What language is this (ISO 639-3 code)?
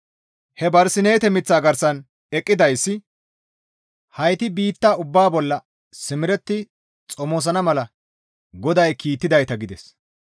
gmv